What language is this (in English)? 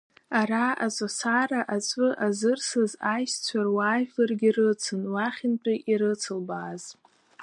Abkhazian